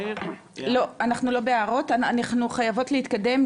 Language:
Hebrew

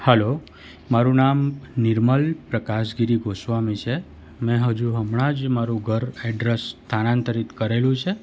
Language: Gujarati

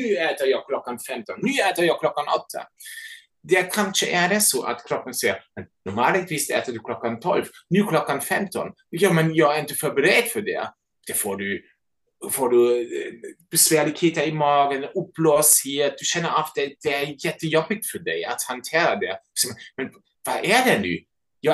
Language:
Swedish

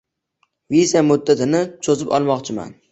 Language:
Uzbek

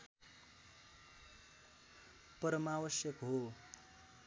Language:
Nepali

